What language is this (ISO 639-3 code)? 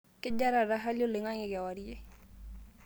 mas